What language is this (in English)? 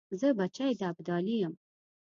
Pashto